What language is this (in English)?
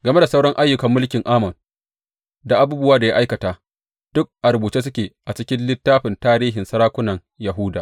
Hausa